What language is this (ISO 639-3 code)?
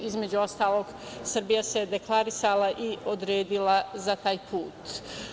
srp